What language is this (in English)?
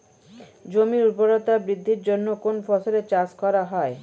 Bangla